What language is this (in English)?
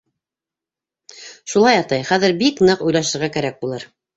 Bashkir